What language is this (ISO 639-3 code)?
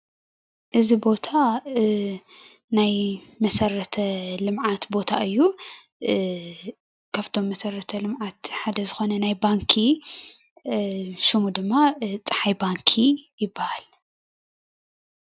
tir